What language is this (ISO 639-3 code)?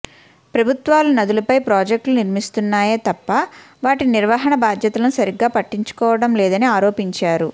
tel